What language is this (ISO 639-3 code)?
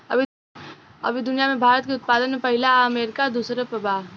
bho